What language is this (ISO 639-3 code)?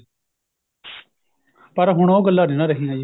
pan